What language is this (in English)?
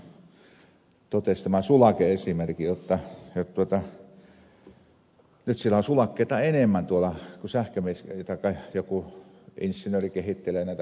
Finnish